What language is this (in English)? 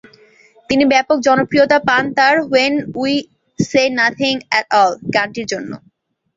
Bangla